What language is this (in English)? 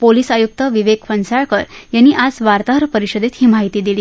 Marathi